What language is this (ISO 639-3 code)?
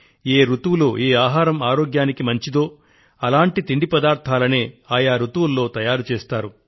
tel